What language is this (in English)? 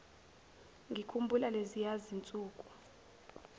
Zulu